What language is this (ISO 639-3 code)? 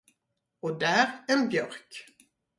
swe